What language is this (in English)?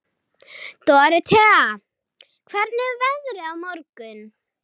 Icelandic